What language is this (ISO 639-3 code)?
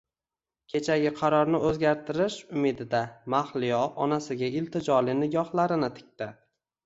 uzb